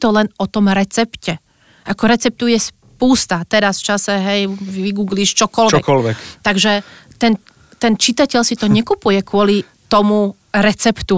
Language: Slovak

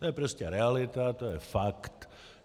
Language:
Czech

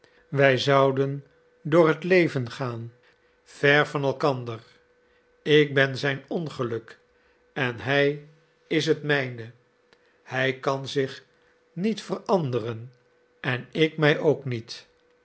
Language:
Dutch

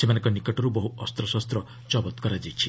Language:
Odia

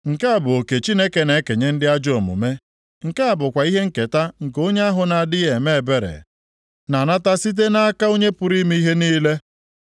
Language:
Igbo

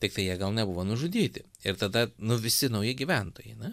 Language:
Lithuanian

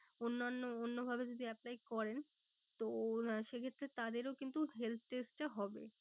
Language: Bangla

